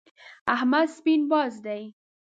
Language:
Pashto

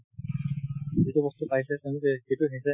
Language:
Assamese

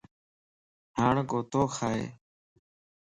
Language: Lasi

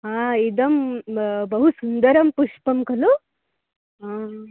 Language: Sanskrit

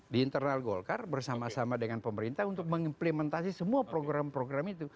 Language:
Indonesian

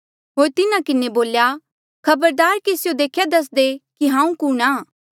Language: Mandeali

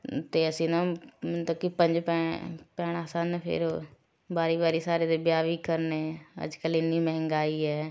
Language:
Punjabi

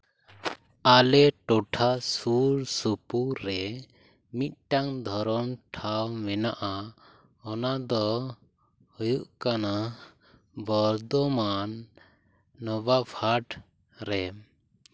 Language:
Santali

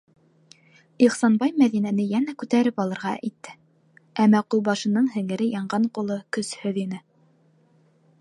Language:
Bashkir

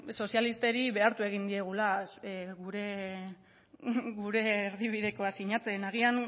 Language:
Basque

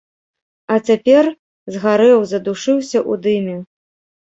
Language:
Belarusian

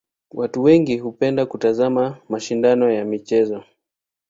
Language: Swahili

